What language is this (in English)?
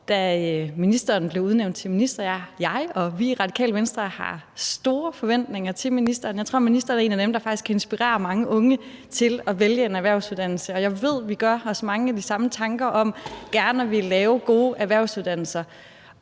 Danish